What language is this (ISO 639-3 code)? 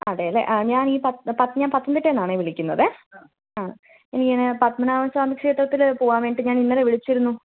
mal